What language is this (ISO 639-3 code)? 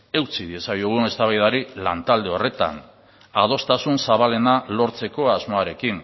eus